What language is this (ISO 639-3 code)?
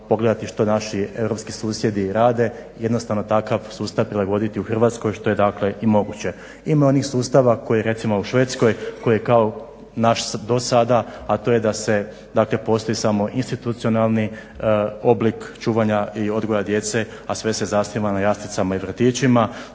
hrv